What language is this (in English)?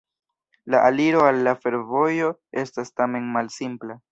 Esperanto